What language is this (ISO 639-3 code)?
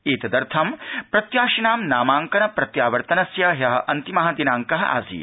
san